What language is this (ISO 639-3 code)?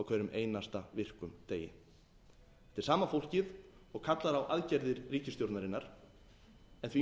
isl